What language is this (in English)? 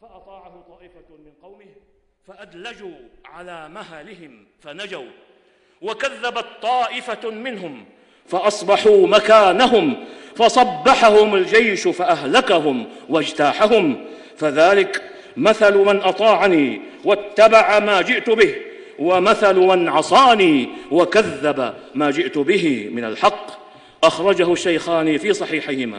Arabic